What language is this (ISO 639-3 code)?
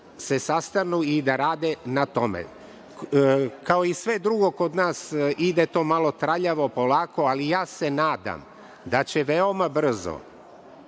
srp